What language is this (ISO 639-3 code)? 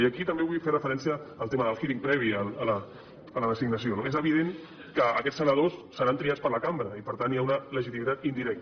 cat